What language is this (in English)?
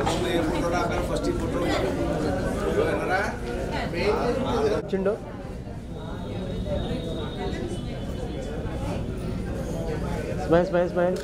Indonesian